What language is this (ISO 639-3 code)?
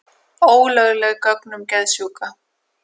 isl